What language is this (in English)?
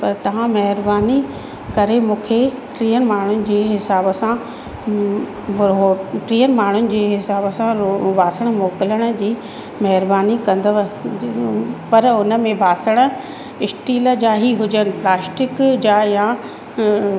Sindhi